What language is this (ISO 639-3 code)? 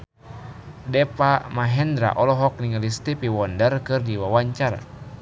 sun